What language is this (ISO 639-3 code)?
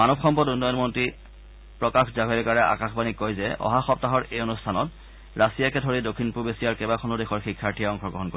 asm